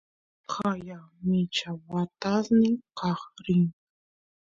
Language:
Santiago del Estero Quichua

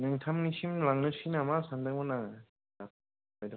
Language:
Bodo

